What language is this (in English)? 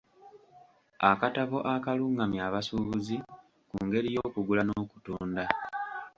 Ganda